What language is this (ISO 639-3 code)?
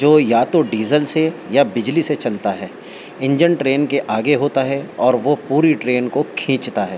urd